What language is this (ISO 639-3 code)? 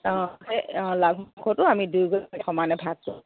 asm